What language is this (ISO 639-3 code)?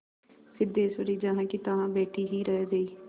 hin